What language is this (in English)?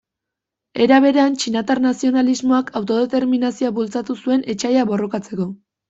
Basque